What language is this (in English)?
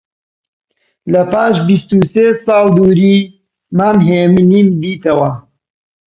Central Kurdish